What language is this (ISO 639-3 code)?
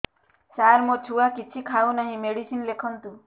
ori